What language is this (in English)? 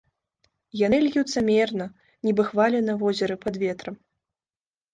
Belarusian